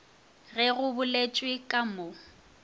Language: Northern Sotho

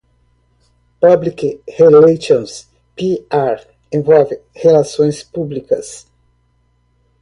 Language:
Portuguese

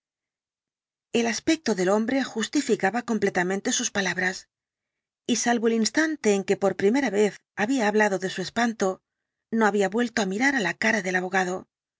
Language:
Spanish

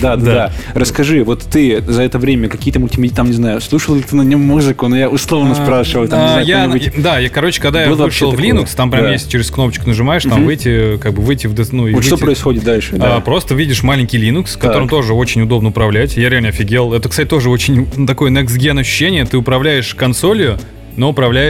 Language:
Russian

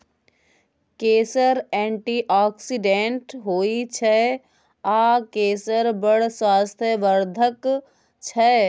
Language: Maithili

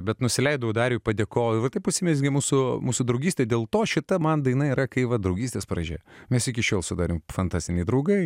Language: Lithuanian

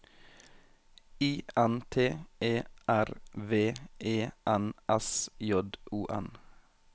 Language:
Norwegian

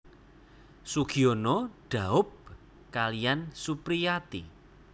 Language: Javanese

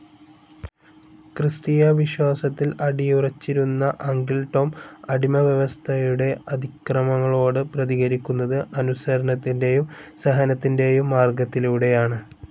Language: Malayalam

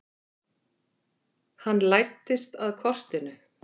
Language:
Icelandic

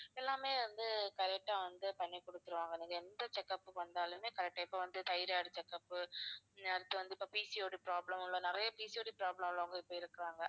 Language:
Tamil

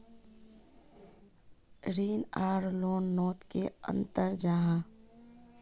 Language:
Magahi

